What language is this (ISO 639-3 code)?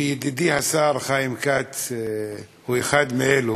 heb